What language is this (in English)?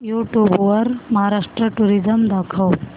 Marathi